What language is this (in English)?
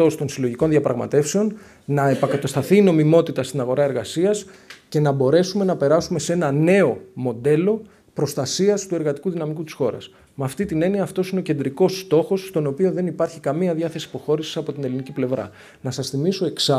Greek